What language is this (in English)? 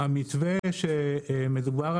Hebrew